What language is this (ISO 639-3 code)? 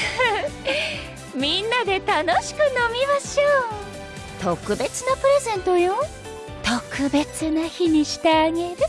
jpn